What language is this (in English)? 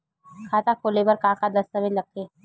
Chhattisgarhi